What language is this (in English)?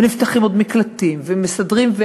Hebrew